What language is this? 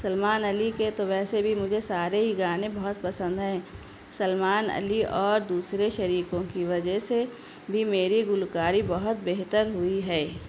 Urdu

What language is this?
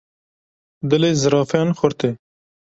Kurdish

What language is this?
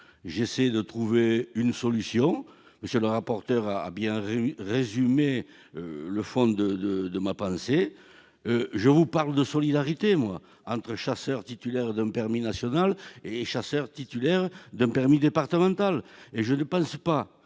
French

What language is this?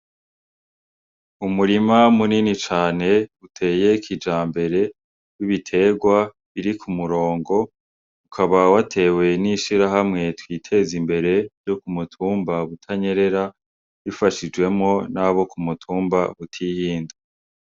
Rundi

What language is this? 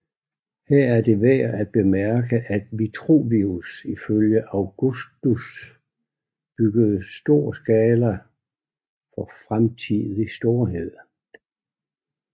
Danish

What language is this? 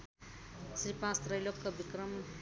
Nepali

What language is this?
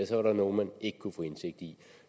Danish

